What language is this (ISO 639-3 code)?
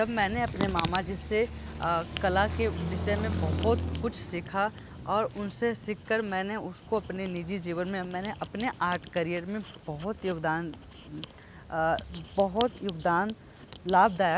hin